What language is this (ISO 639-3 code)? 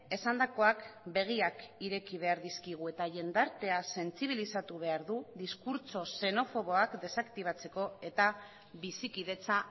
eus